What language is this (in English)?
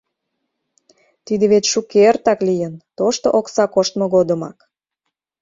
Mari